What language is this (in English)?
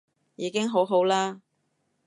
Cantonese